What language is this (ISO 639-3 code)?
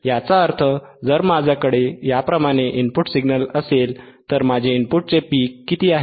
mar